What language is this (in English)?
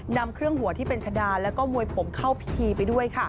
Thai